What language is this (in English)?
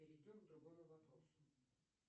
Russian